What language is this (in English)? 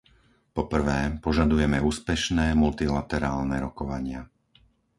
Slovak